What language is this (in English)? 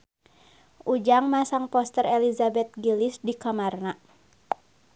Sundanese